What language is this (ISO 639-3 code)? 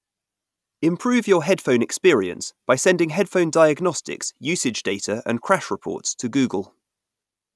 eng